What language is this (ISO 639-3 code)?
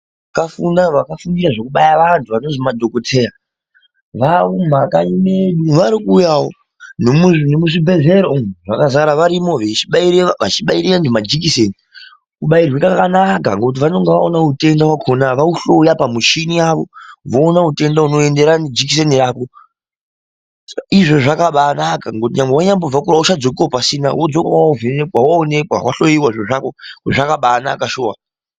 ndc